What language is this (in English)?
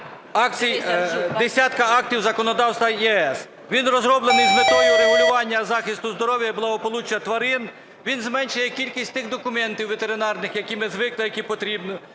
Ukrainian